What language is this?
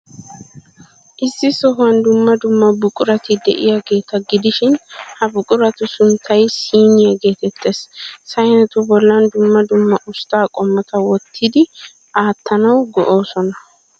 Wolaytta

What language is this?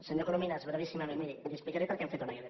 Catalan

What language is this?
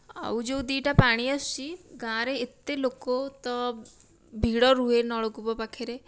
Odia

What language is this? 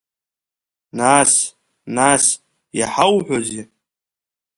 Abkhazian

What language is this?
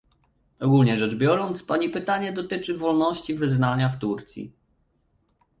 Polish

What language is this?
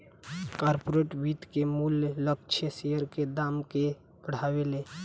Bhojpuri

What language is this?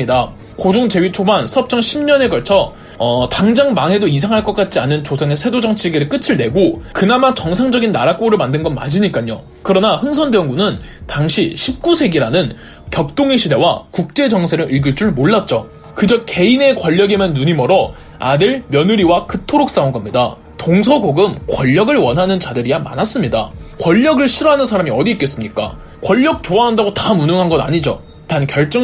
Korean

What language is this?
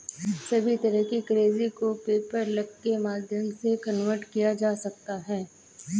Hindi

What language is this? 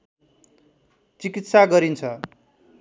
Nepali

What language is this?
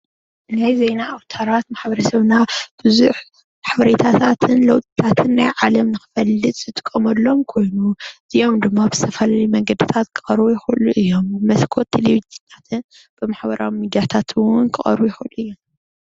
Tigrinya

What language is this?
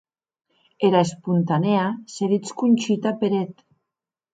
Occitan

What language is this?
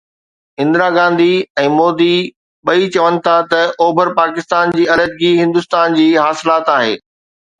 Sindhi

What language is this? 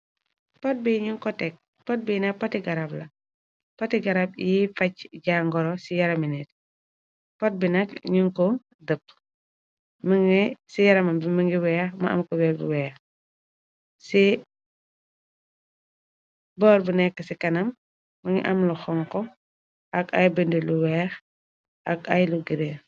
Wolof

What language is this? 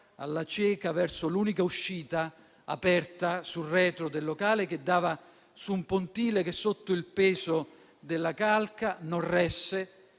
Italian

